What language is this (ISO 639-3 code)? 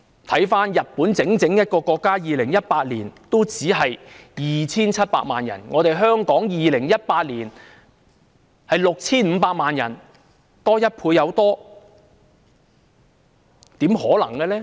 yue